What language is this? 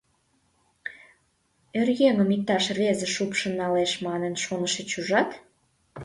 Mari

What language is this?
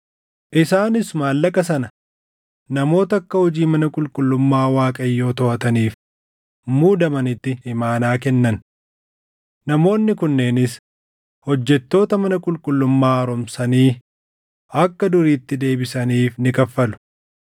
Oromo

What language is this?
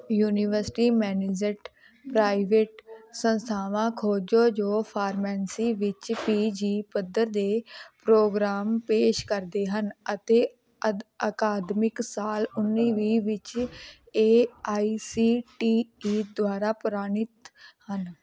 Punjabi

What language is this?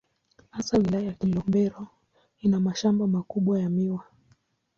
Swahili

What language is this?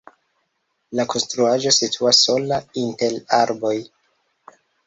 Esperanto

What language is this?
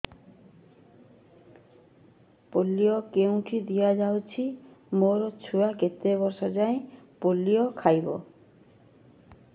Odia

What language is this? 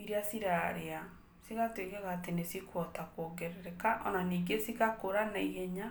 Kikuyu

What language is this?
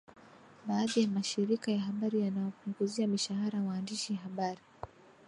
Swahili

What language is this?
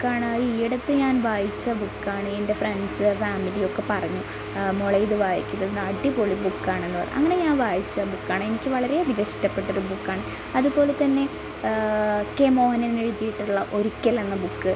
Malayalam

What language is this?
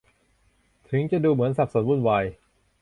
Thai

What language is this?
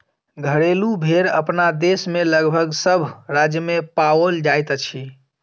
Maithili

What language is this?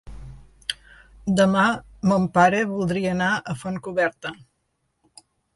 Catalan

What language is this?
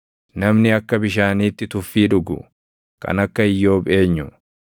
Oromo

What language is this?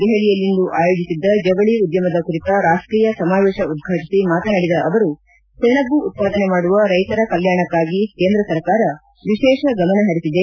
Kannada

